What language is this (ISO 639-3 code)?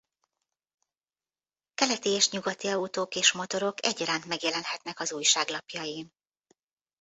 hun